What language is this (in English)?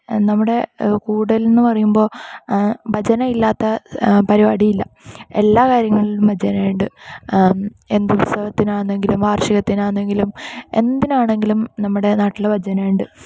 Malayalam